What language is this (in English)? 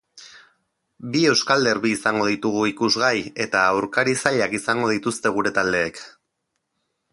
Basque